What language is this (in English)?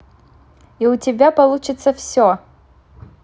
Russian